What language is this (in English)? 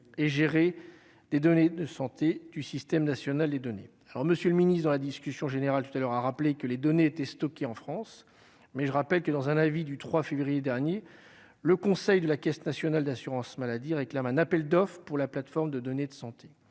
French